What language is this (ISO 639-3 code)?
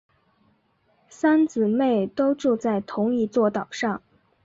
zho